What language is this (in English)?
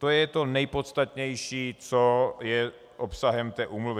Czech